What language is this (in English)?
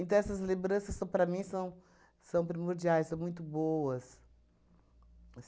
Portuguese